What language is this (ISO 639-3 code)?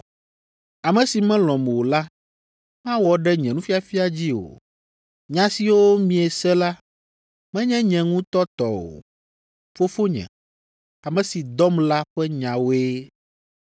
ewe